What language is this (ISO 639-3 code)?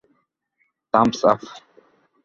ben